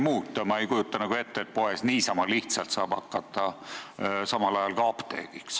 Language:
Estonian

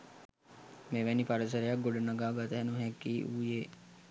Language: Sinhala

